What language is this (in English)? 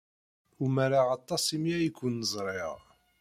Kabyle